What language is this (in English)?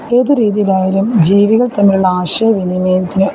Malayalam